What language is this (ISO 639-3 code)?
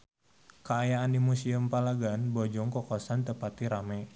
sun